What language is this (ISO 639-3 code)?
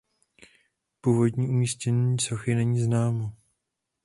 ces